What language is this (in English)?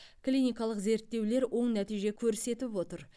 Kazakh